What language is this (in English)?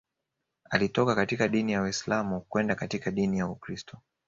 Swahili